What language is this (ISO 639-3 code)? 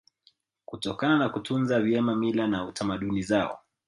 swa